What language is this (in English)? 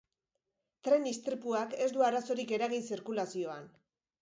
Basque